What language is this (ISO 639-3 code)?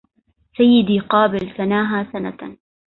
ara